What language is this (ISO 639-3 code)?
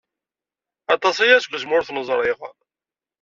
kab